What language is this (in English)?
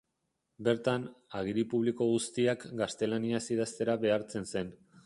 Basque